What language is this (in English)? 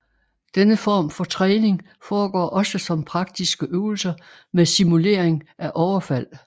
Danish